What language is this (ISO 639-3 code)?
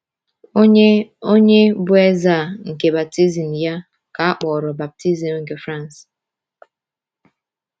ibo